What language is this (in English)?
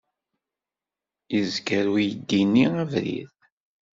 Kabyle